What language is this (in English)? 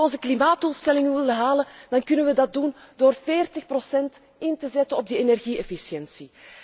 Dutch